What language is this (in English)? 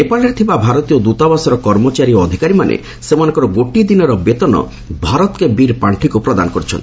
Odia